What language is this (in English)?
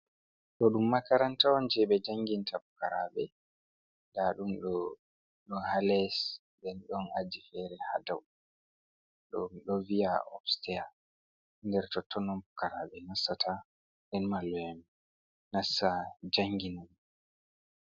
Fula